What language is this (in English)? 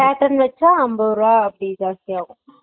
Tamil